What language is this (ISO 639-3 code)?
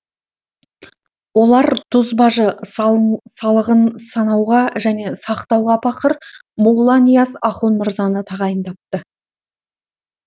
kaz